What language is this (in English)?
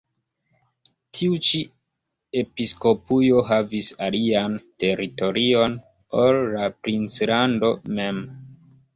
Esperanto